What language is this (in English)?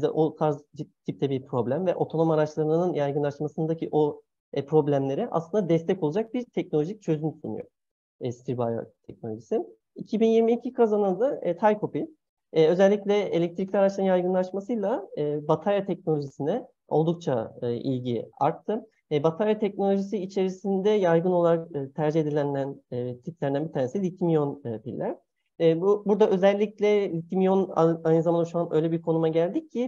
Turkish